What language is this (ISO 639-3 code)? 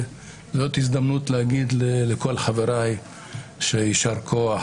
heb